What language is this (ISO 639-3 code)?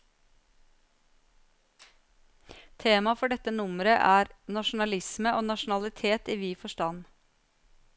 nor